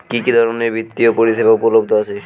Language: Bangla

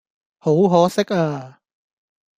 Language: Cantonese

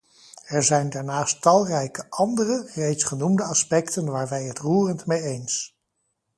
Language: Dutch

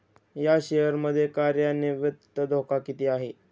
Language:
Marathi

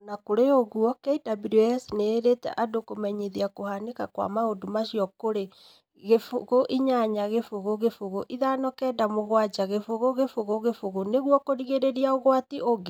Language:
Kikuyu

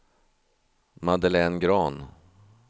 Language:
Swedish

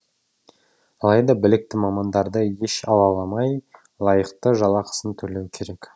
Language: Kazakh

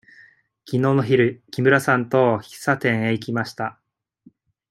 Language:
Japanese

